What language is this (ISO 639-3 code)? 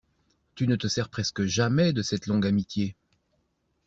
fra